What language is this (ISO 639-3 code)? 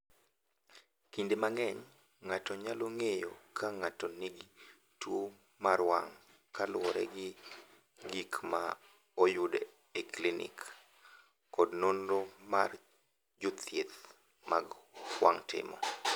luo